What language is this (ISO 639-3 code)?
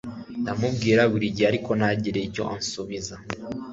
kin